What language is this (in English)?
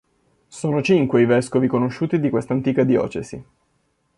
Italian